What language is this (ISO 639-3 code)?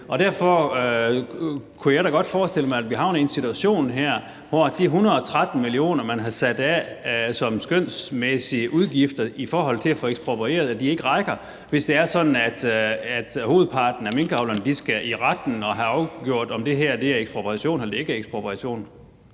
dan